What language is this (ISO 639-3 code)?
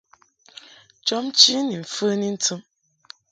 mhk